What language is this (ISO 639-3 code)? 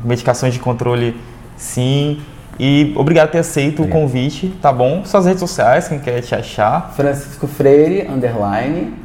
por